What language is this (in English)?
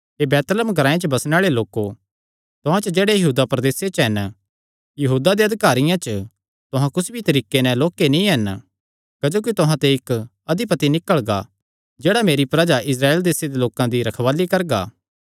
Kangri